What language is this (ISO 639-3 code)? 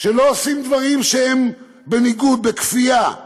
heb